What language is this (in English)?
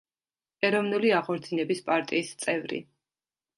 Georgian